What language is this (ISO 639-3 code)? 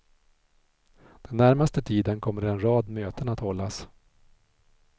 swe